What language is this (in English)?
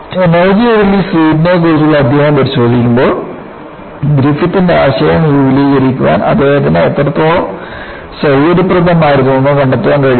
Malayalam